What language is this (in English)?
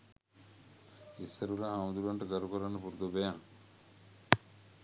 Sinhala